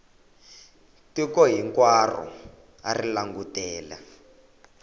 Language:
Tsonga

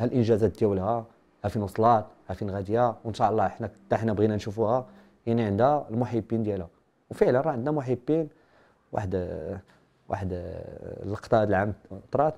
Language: Arabic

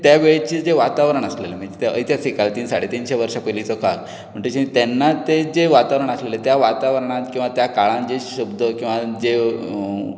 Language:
Konkani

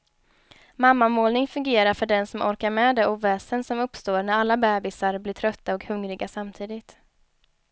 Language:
Swedish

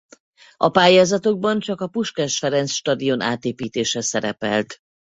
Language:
Hungarian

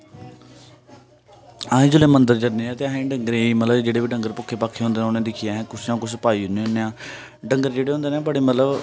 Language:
Dogri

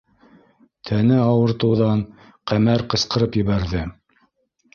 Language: Bashkir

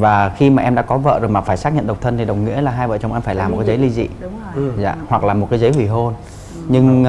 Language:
Vietnamese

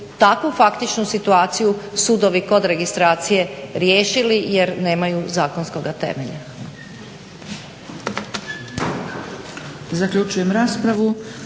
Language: Croatian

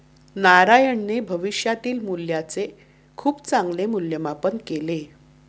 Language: Marathi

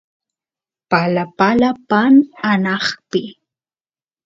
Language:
Santiago del Estero Quichua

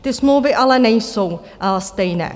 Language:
Czech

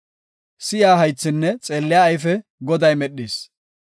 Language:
Gofa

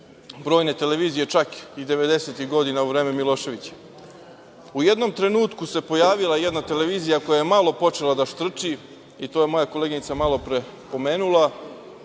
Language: Serbian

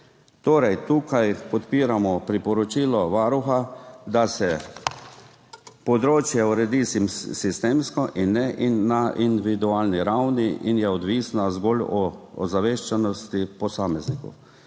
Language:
Slovenian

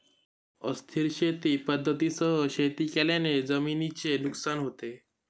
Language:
Marathi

